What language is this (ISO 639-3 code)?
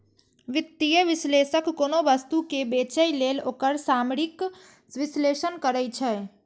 mai